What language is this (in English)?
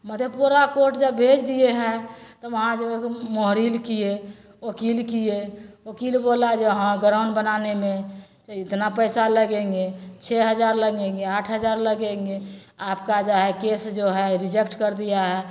Maithili